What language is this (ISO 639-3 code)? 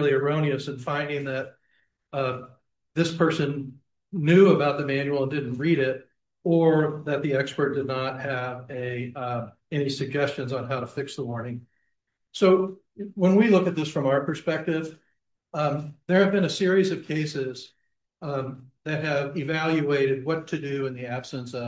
eng